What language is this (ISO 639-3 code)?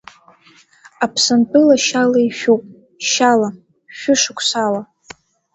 abk